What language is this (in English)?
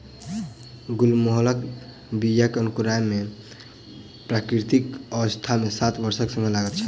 Maithili